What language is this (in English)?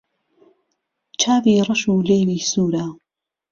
Central Kurdish